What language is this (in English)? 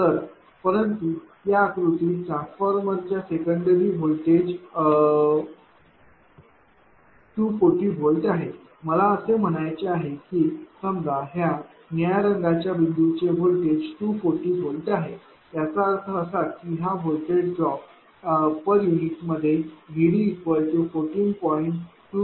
Marathi